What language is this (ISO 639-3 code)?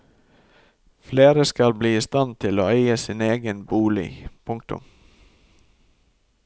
nor